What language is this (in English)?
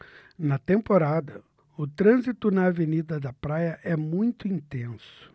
Portuguese